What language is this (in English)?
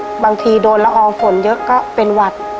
Thai